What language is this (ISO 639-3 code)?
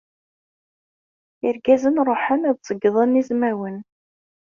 kab